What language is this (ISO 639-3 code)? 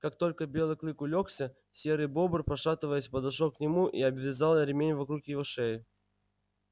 rus